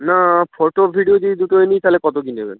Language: Bangla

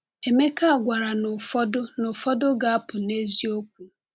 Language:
Igbo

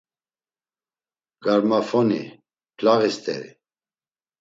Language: Laz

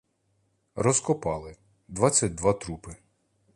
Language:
Ukrainian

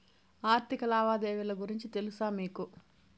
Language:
Telugu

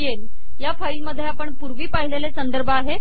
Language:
Marathi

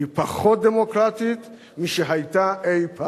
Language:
Hebrew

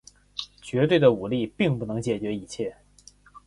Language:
Chinese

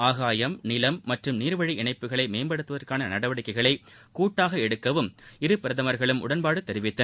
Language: Tamil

